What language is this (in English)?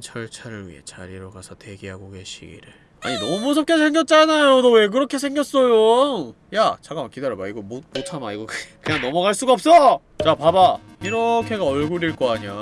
Korean